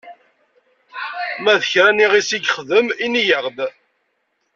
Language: Kabyle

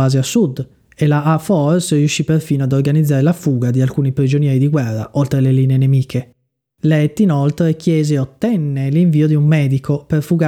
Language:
Italian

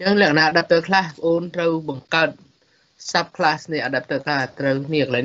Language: Thai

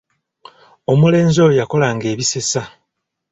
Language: Ganda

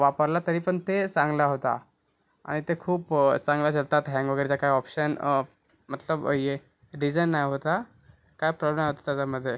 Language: Marathi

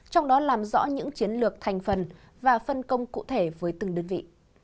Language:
Vietnamese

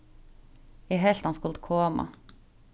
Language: Faroese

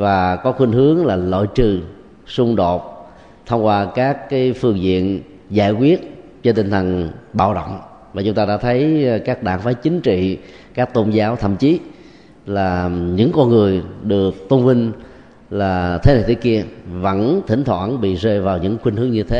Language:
Vietnamese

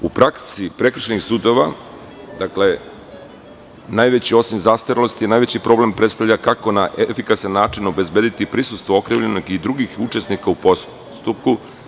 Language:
Serbian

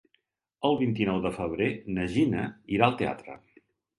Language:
Catalan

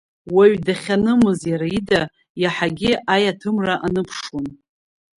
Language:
Abkhazian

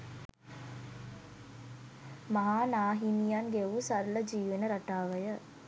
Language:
Sinhala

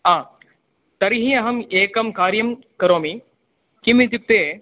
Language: Sanskrit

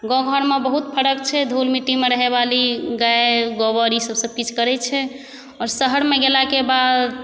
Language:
Maithili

